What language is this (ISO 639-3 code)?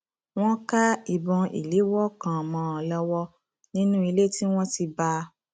yor